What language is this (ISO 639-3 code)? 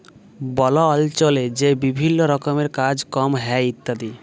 ben